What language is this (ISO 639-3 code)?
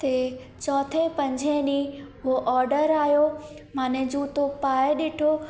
snd